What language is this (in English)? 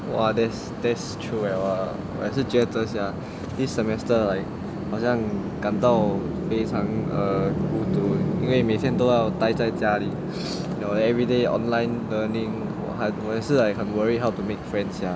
English